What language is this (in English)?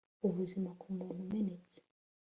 Kinyarwanda